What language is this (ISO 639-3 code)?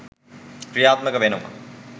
sin